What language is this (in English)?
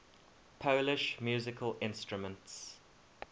English